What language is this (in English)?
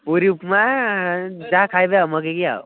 Odia